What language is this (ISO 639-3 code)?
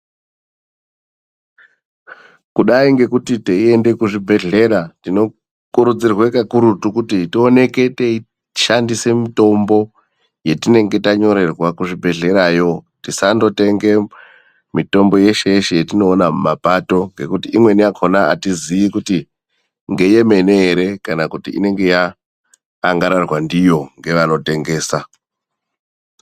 ndc